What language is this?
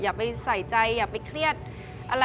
Thai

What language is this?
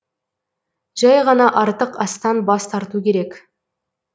Kazakh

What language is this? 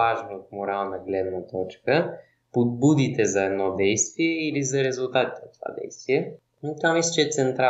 Bulgarian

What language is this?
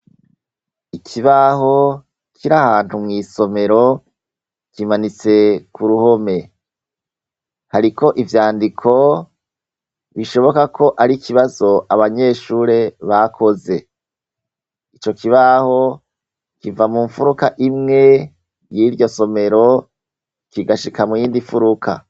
Rundi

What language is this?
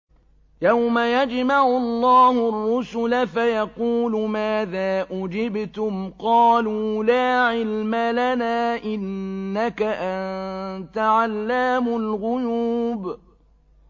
Arabic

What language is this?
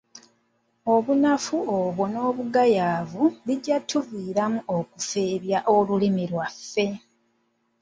Ganda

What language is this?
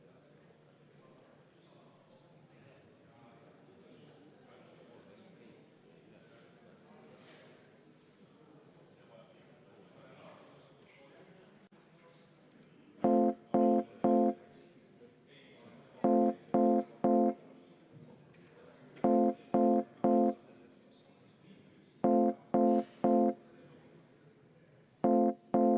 Estonian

